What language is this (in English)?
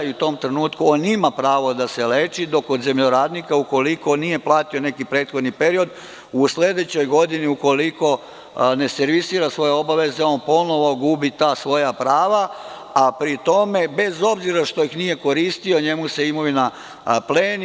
Serbian